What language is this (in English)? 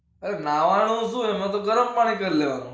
Gujarati